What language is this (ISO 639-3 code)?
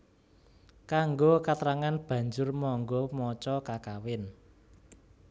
jav